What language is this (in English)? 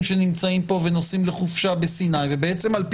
Hebrew